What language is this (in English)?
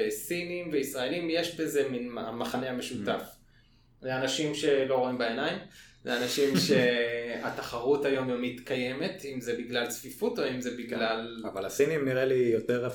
Hebrew